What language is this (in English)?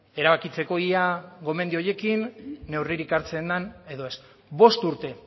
Basque